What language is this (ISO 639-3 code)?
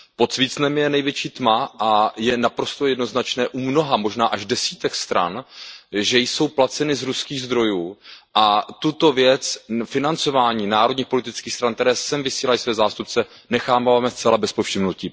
ces